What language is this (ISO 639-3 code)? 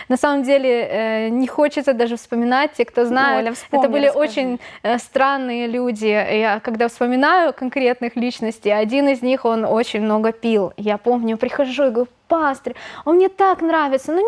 rus